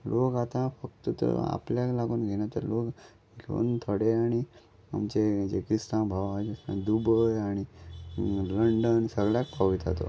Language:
Konkani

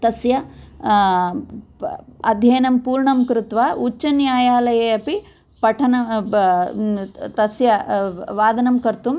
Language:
Sanskrit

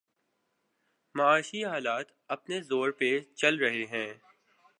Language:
Urdu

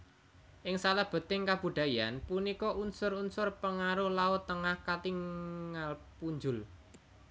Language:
Javanese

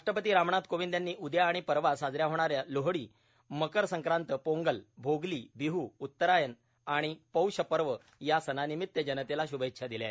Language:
Marathi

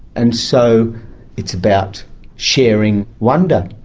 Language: English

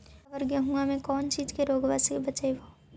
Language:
Magahi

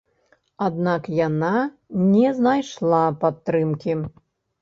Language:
Belarusian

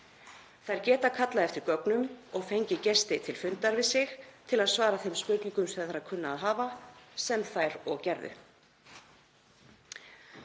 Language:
Icelandic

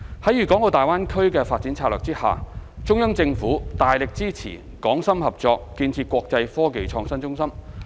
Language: Cantonese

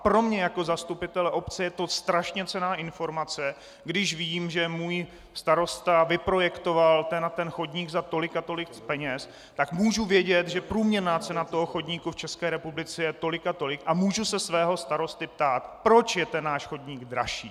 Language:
Czech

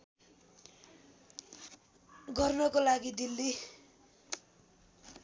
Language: Nepali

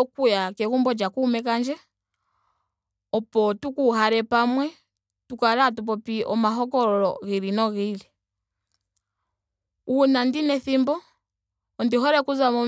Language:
Ndonga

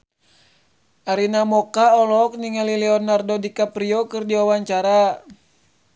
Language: Sundanese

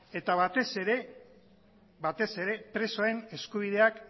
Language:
Basque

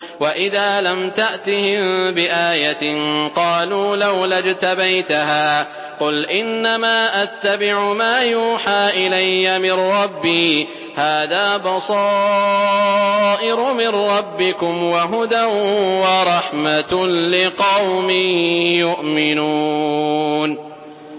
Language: Arabic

